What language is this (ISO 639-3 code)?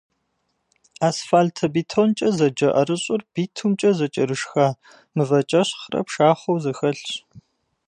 kbd